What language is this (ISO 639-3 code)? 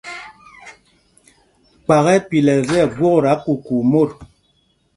mgg